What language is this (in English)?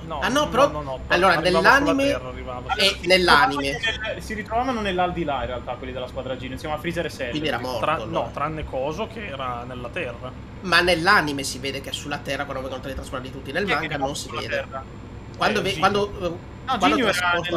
Italian